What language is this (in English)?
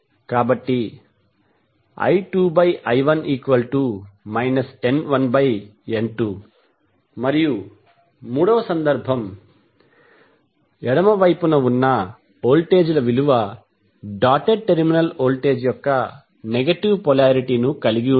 Telugu